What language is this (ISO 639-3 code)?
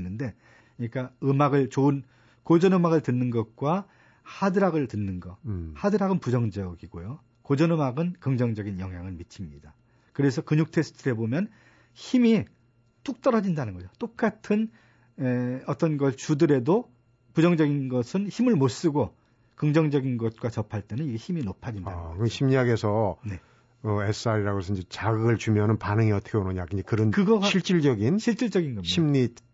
kor